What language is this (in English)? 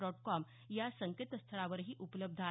Marathi